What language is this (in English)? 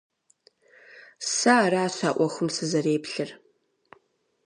Kabardian